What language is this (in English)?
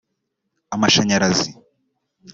Kinyarwanda